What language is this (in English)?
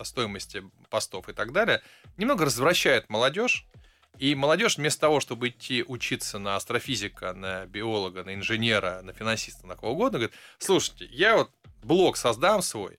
Russian